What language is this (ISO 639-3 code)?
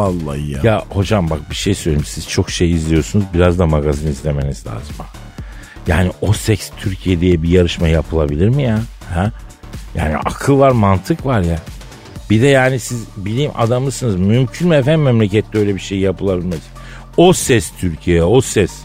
tur